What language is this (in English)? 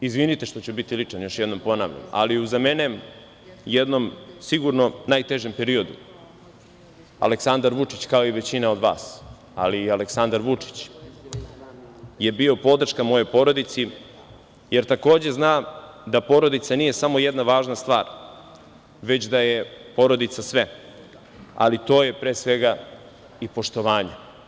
Serbian